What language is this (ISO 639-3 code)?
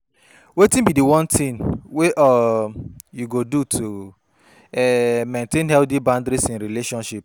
pcm